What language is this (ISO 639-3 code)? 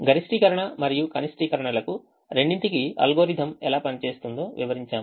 tel